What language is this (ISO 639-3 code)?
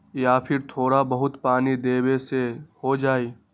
mag